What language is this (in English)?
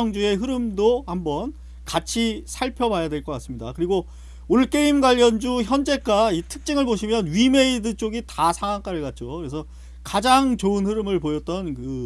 Korean